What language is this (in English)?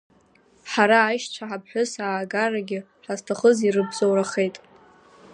Abkhazian